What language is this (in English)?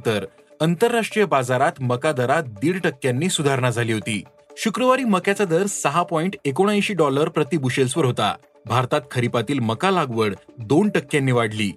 Marathi